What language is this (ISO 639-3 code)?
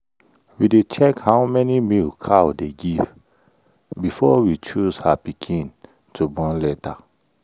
pcm